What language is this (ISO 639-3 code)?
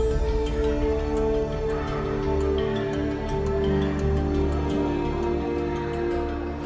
ind